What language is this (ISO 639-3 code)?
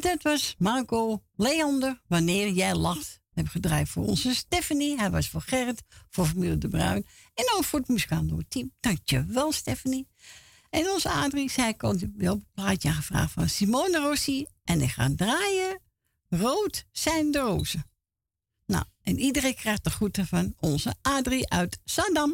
nld